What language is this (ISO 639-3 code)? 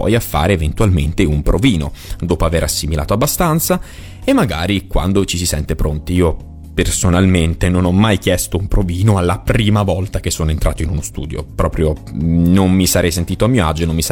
ita